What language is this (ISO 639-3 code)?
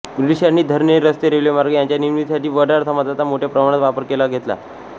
mar